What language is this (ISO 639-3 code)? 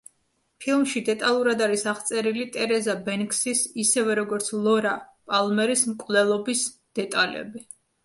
kat